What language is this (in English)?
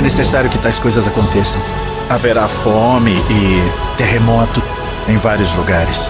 Portuguese